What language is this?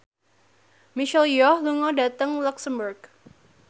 Javanese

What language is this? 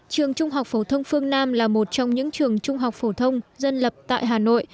Vietnamese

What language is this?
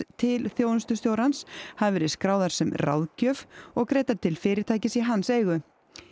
Icelandic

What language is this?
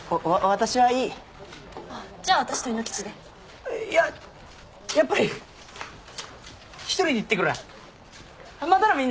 Japanese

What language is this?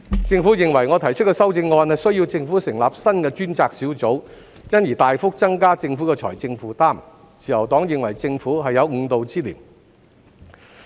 Cantonese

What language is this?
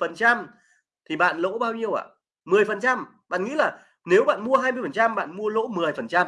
Vietnamese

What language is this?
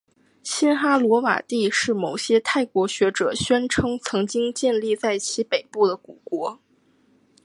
Chinese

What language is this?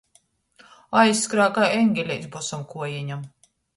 Latgalian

